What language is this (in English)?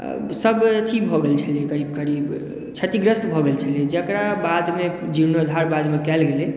Maithili